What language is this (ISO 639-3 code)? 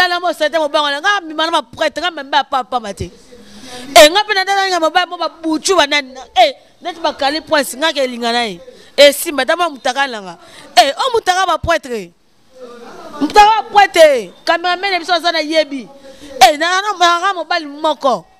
fra